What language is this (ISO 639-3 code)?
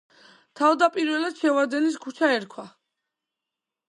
kat